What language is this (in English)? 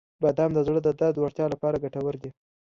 Pashto